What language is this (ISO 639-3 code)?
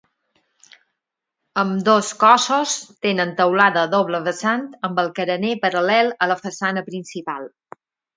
cat